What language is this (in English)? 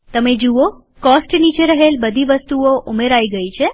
Gujarati